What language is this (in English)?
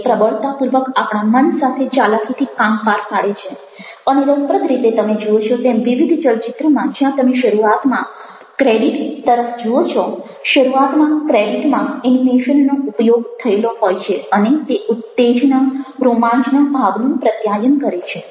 Gujarati